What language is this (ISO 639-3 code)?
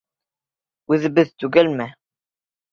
bak